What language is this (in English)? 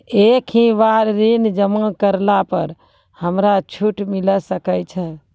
Maithili